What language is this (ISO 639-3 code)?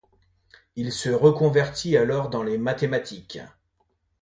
fra